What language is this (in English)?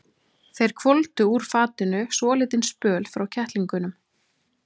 Icelandic